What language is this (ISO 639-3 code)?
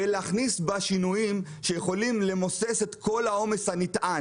heb